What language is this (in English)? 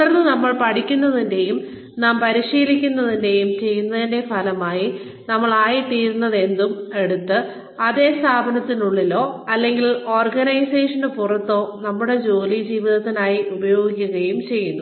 Malayalam